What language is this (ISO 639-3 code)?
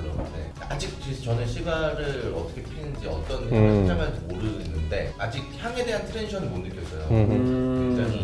kor